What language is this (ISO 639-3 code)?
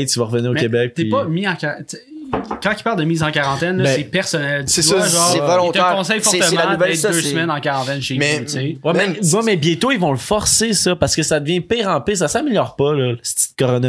fra